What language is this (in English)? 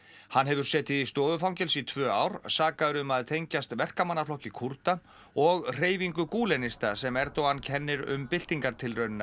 Icelandic